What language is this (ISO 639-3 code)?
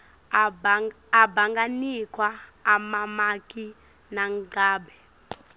ssw